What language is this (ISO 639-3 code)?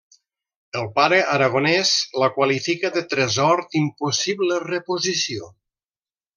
cat